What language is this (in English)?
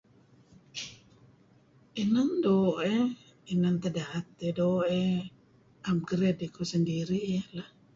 Kelabit